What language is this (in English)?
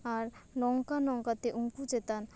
Santali